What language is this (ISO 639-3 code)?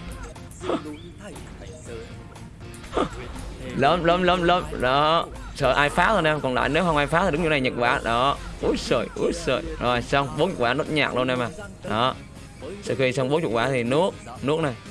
vie